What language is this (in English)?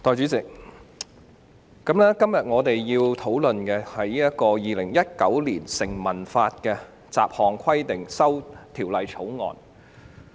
Cantonese